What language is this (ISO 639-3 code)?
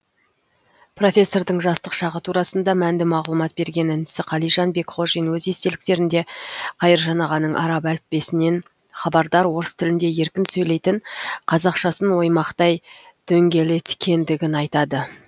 kaz